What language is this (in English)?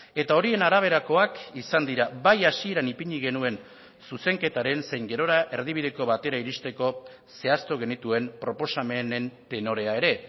Basque